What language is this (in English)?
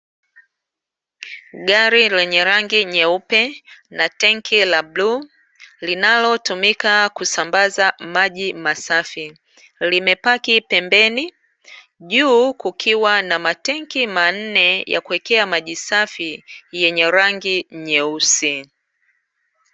Swahili